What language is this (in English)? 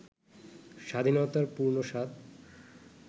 Bangla